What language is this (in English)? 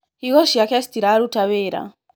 Kikuyu